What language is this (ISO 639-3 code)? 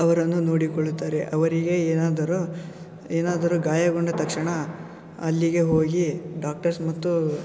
kan